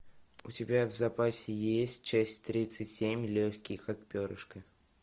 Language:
Russian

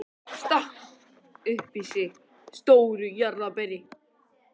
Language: Icelandic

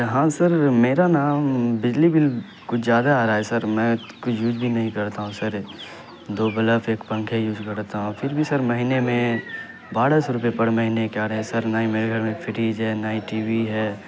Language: Urdu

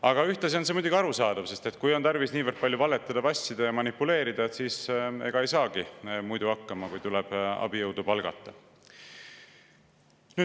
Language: Estonian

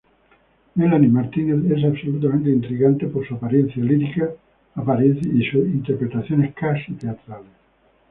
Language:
Spanish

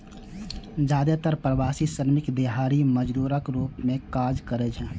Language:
Maithili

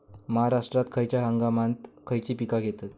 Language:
Marathi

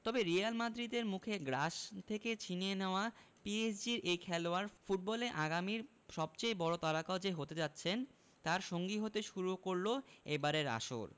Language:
Bangla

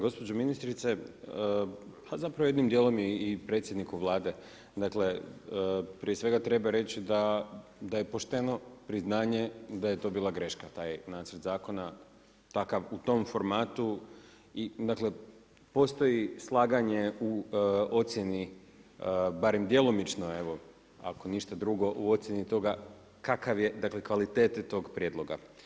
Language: Croatian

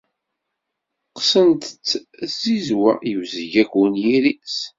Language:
Kabyle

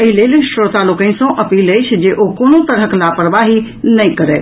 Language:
Maithili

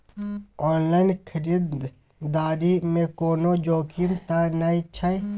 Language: Maithili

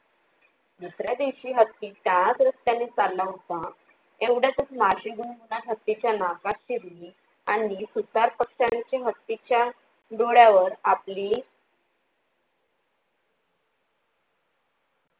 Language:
Marathi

